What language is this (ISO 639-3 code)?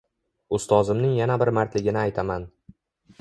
uzb